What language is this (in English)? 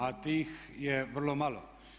Croatian